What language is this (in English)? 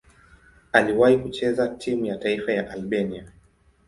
Swahili